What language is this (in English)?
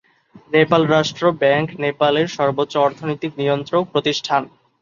Bangla